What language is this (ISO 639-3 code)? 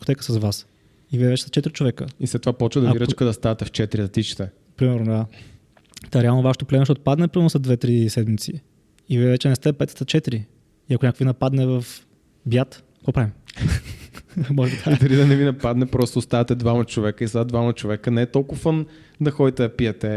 bul